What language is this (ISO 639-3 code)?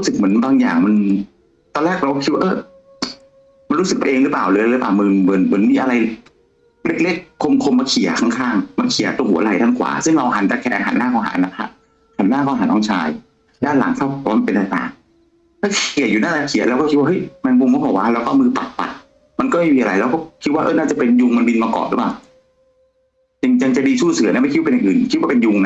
tha